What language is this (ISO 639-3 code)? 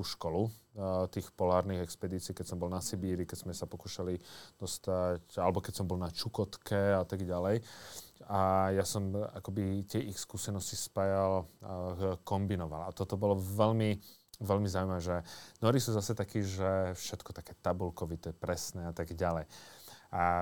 slk